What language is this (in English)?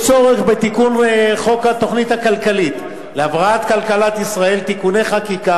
Hebrew